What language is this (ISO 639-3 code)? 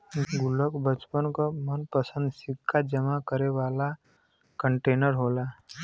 bho